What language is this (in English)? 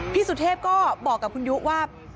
Thai